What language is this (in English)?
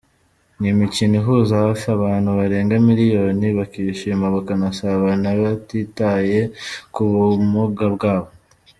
Kinyarwanda